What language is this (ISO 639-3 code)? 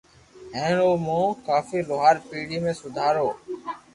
lrk